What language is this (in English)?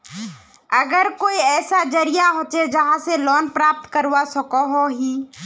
Magahi